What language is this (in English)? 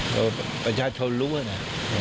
Thai